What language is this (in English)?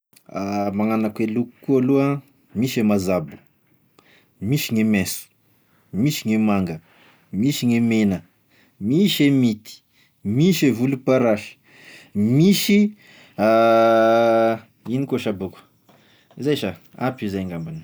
Tesaka Malagasy